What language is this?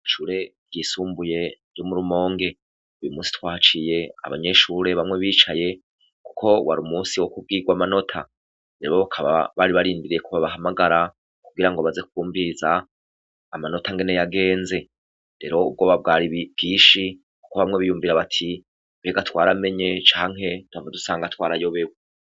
Rundi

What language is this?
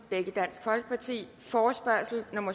Danish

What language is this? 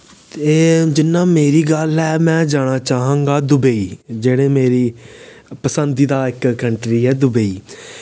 Dogri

